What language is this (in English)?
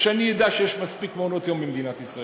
Hebrew